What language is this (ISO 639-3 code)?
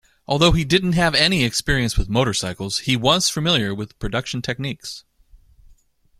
eng